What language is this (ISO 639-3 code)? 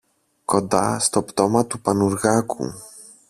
ell